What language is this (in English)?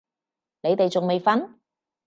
Cantonese